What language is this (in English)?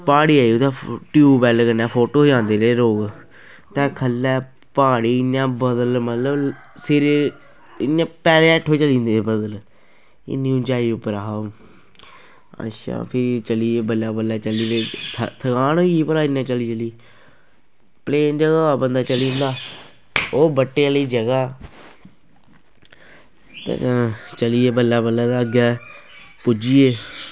Dogri